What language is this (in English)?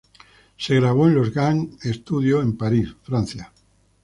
Spanish